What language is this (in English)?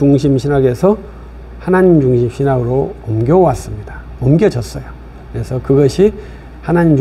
Korean